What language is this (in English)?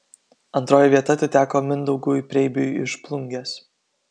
Lithuanian